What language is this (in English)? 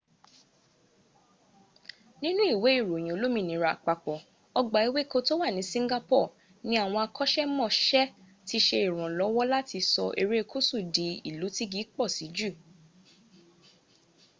Yoruba